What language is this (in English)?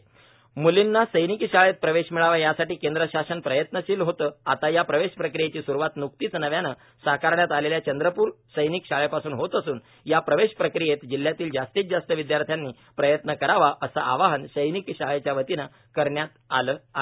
Marathi